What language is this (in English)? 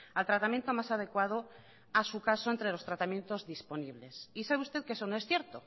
Spanish